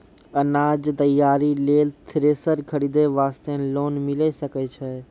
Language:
Maithili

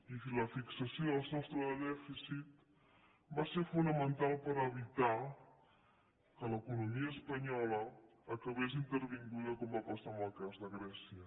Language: Catalan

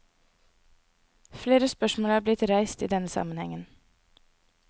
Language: Norwegian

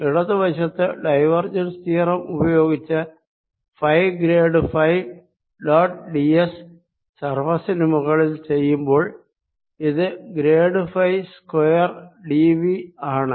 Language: Malayalam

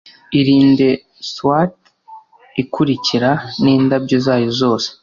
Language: Kinyarwanda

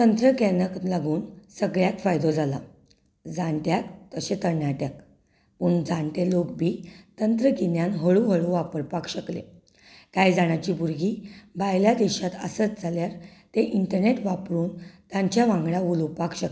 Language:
Konkani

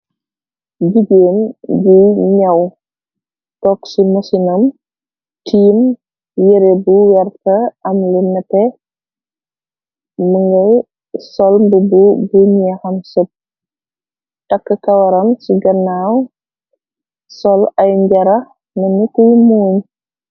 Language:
Wolof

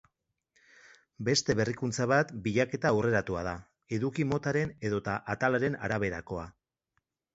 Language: Basque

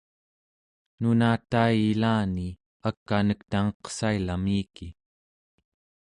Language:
Central Yupik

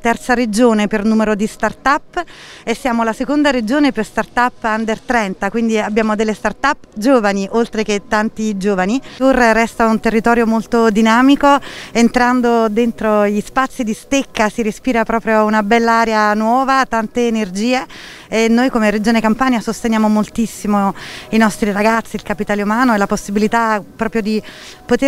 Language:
Italian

